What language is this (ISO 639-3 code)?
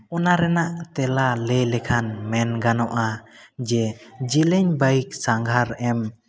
sat